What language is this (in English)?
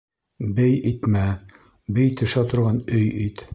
Bashkir